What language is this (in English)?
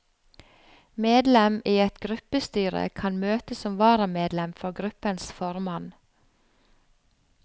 Norwegian